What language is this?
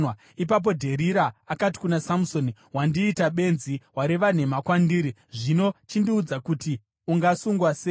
Shona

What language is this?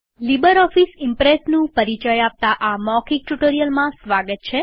Gujarati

